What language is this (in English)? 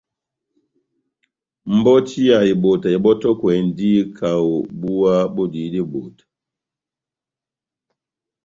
Batanga